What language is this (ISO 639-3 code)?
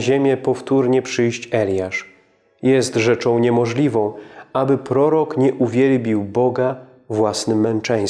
pol